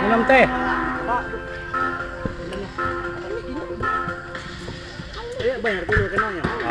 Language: Indonesian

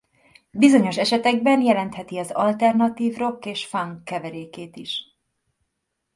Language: Hungarian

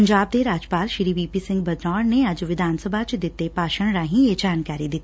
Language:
Punjabi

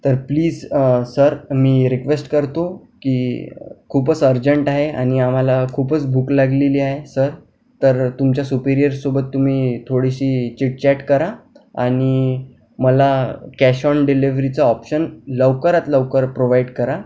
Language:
Marathi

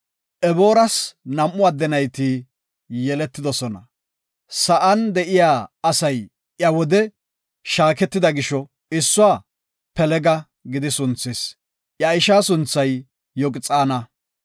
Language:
Gofa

